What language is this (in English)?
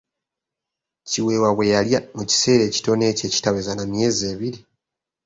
Ganda